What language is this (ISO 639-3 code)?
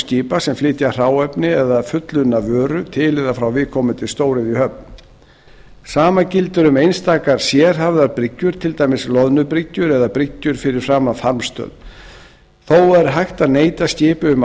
isl